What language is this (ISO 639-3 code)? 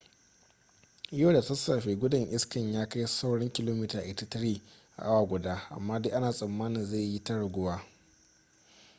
hau